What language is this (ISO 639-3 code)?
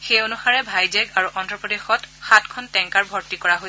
asm